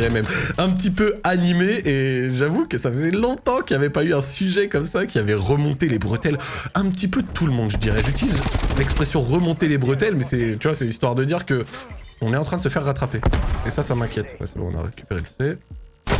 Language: French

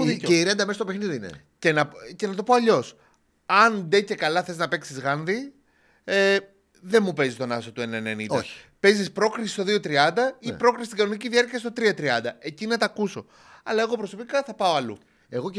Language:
Greek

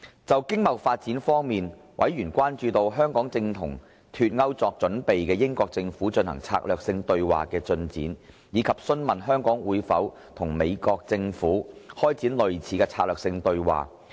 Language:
Cantonese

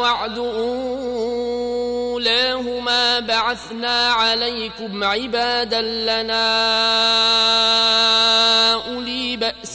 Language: Arabic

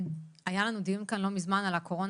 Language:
Hebrew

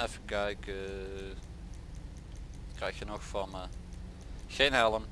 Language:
Dutch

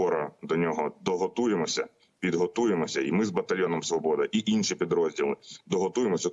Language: Ukrainian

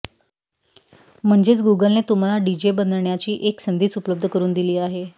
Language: Marathi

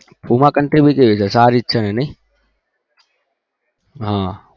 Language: Gujarati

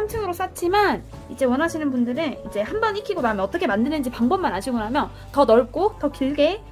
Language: Korean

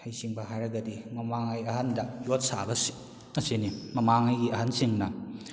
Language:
Manipuri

